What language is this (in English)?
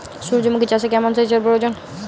Bangla